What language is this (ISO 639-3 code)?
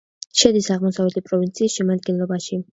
kat